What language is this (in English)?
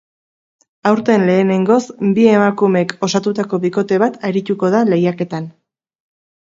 Basque